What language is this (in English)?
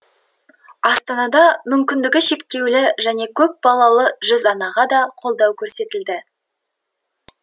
Kazakh